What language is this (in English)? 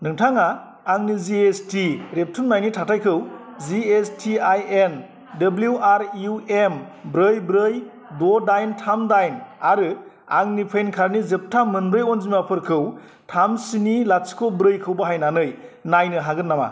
Bodo